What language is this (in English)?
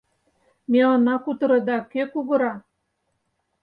Mari